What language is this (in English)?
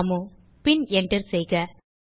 Tamil